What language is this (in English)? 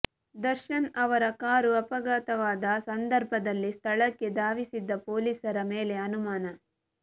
Kannada